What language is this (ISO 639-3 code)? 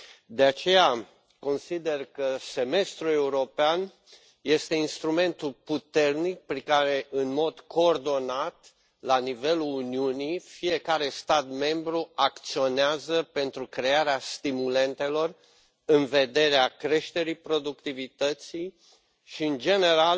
ron